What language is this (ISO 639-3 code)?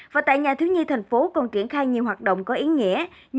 vie